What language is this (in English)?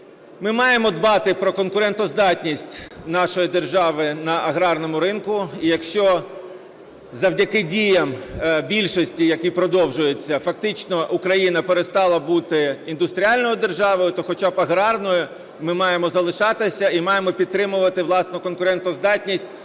Ukrainian